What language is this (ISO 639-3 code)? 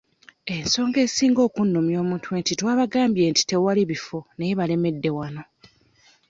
lug